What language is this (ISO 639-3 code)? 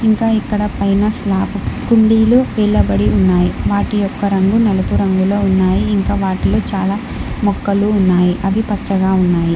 tel